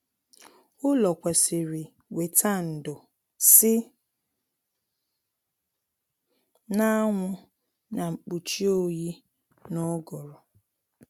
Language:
Igbo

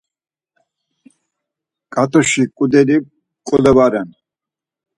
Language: Laz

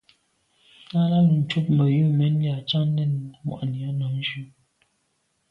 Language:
Medumba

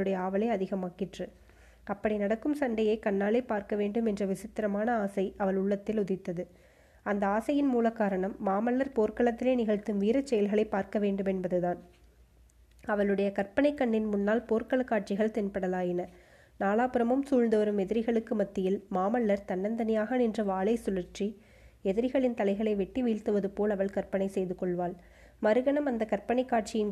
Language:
Tamil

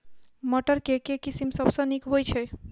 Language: Maithili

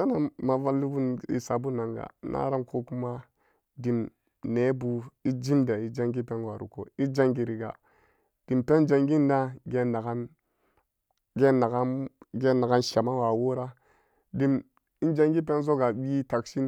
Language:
Samba Daka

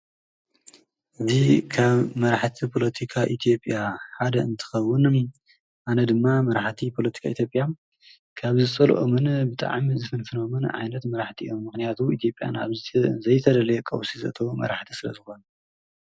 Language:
Tigrinya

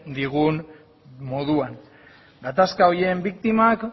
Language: Basque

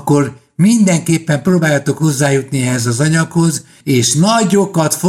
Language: Hungarian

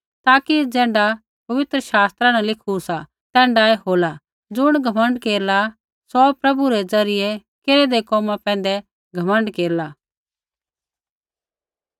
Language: Kullu Pahari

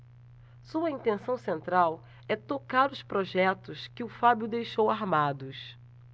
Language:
Portuguese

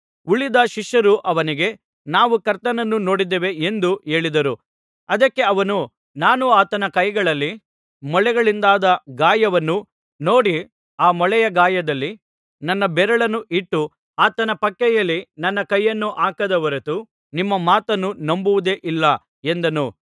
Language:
Kannada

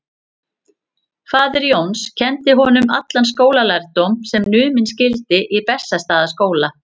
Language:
Icelandic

